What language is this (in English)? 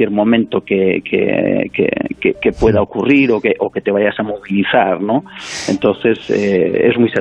Spanish